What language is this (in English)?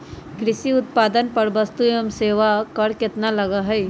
Magahi